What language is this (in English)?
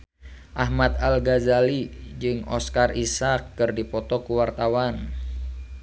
Sundanese